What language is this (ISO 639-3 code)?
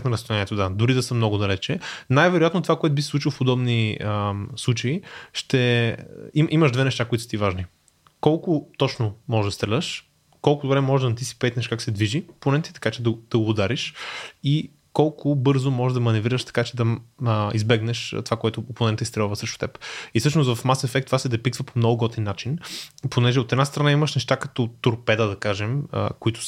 bul